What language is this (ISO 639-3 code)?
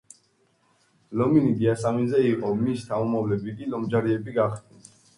kat